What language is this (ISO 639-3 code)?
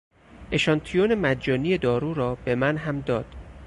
fas